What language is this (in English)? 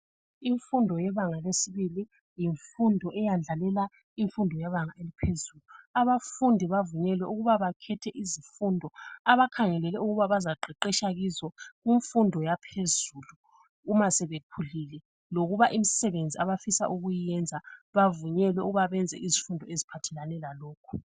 North Ndebele